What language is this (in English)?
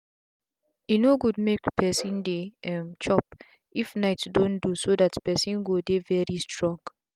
Nigerian Pidgin